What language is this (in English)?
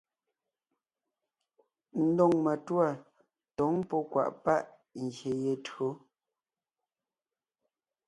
Ngiemboon